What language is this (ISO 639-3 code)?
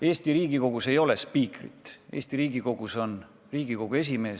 est